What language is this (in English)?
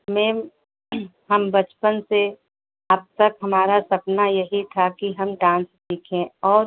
Hindi